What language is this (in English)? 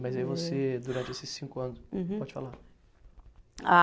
Portuguese